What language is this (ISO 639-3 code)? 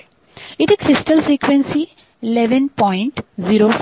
mar